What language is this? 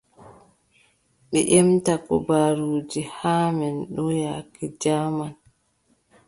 Adamawa Fulfulde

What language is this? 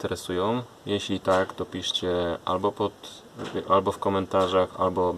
Polish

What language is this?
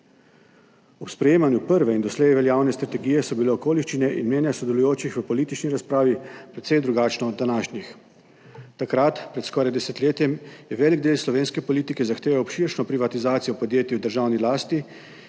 Slovenian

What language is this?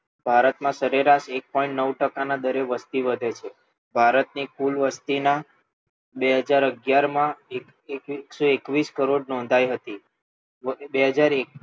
Gujarati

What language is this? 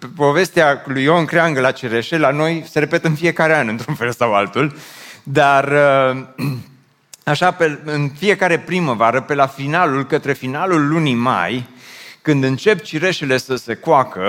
Romanian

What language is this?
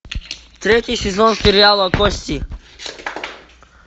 Russian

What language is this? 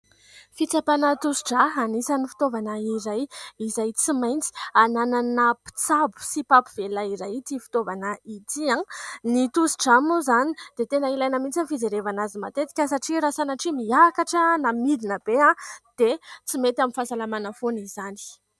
Malagasy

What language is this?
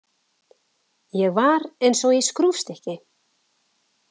Icelandic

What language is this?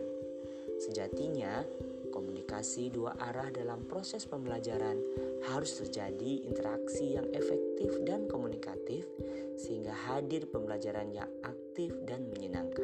Indonesian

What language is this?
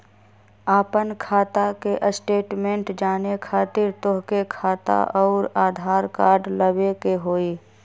Magahi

